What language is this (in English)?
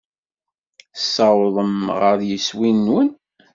Kabyle